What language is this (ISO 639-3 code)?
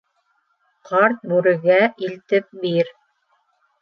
bak